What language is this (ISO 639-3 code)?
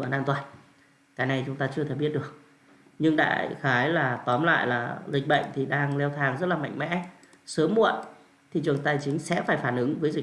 vie